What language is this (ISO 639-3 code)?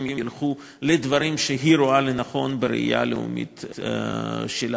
heb